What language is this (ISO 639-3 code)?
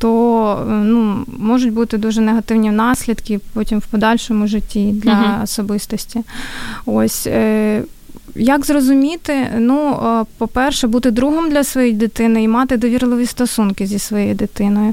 ukr